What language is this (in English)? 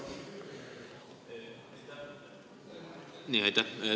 Estonian